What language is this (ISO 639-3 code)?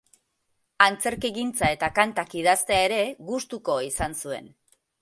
eus